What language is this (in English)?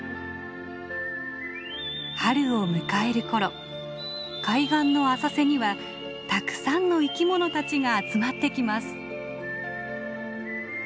Japanese